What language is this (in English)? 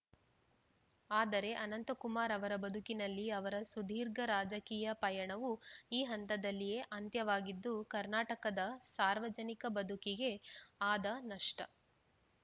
Kannada